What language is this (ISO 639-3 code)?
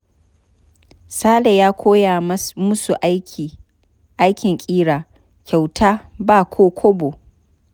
hau